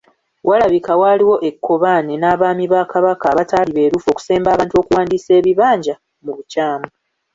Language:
Ganda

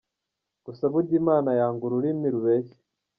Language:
Kinyarwanda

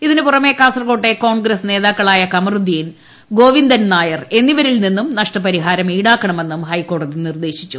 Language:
Malayalam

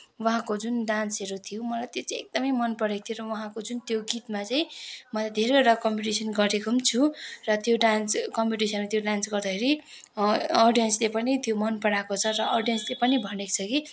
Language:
Nepali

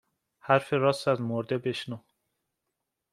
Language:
Persian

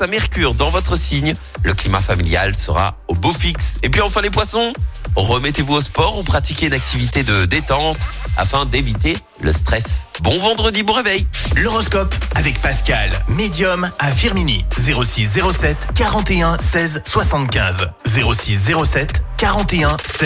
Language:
French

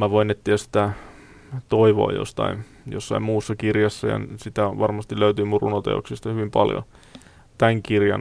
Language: Finnish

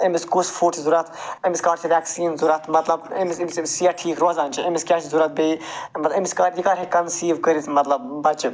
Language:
Kashmiri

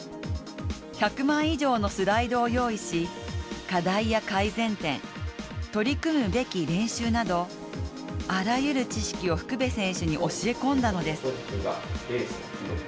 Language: Japanese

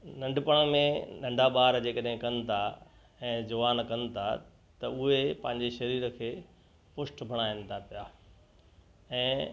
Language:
Sindhi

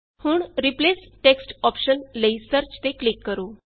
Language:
Punjabi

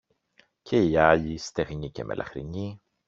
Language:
Greek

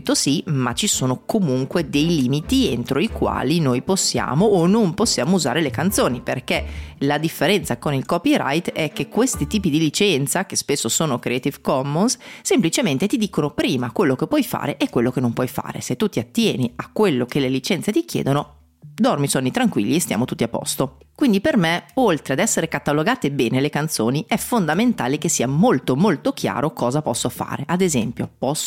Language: Italian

